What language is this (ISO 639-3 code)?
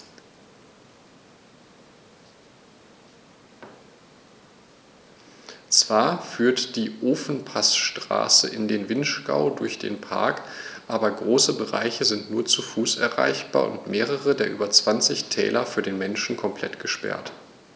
deu